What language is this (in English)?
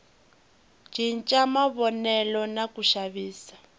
Tsonga